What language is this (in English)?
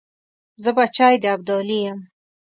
Pashto